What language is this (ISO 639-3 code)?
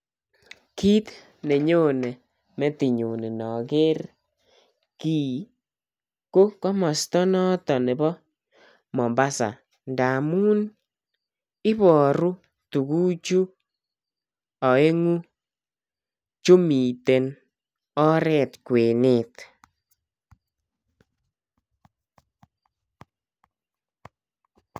kln